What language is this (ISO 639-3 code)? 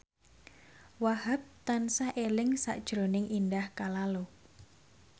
jav